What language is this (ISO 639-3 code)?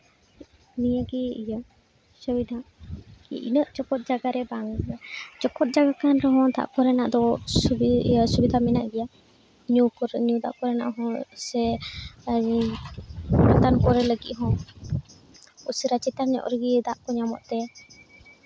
sat